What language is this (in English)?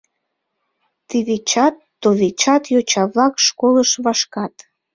Mari